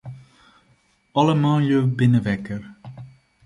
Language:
Western Frisian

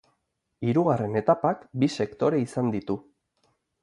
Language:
Basque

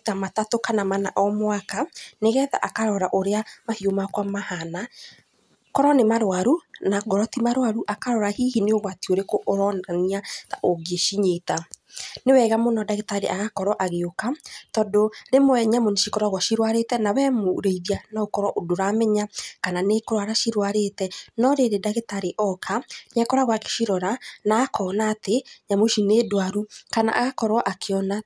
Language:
Kikuyu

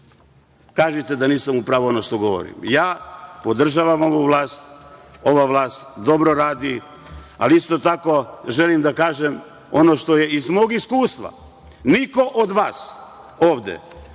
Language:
Serbian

